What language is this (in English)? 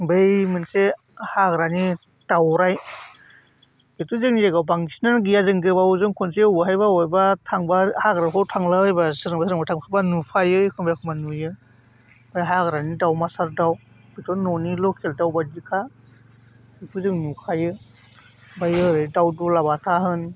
Bodo